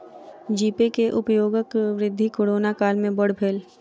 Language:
Maithili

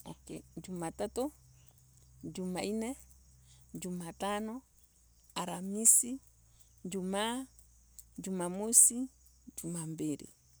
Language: Embu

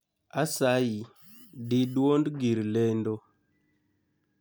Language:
Luo (Kenya and Tanzania)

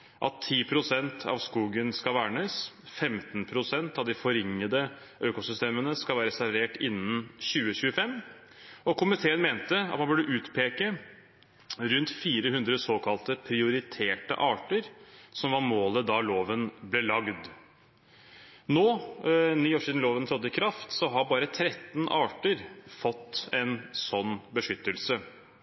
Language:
Norwegian Bokmål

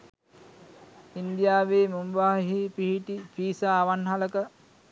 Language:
Sinhala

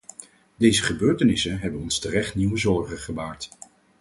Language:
Dutch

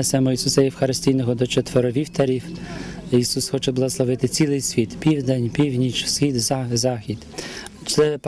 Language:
Ukrainian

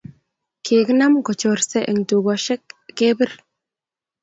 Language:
Kalenjin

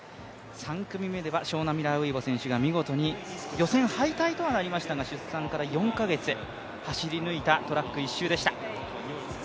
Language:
Japanese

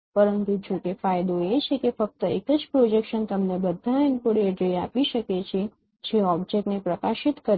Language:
Gujarati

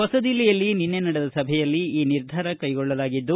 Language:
Kannada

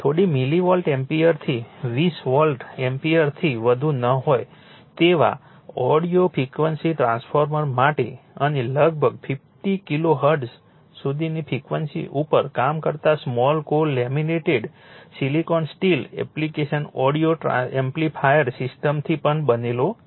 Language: Gujarati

